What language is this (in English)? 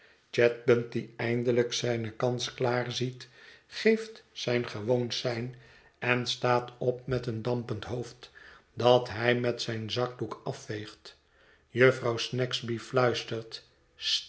Dutch